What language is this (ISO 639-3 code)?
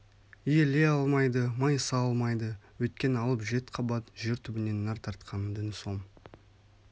kaz